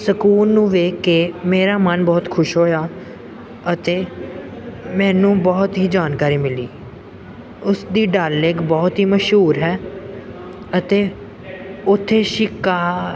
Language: Punjabi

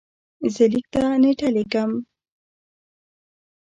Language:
Pashto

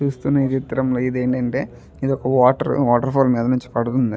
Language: Telugu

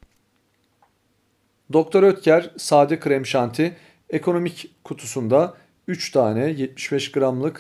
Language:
Turkish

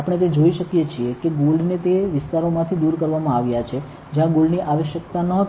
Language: Gujarati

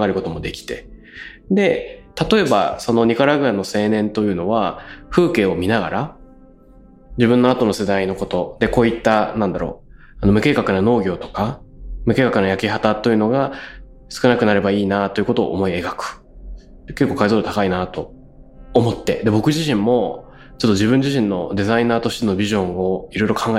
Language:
Japanese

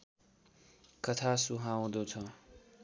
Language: Nepali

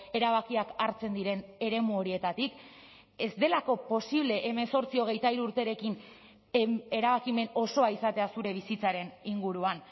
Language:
Basque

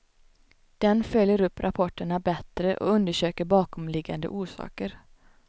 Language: Swedish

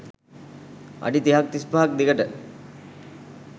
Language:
Sinhala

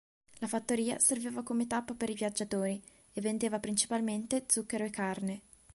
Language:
Italian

